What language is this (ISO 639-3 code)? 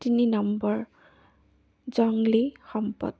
asm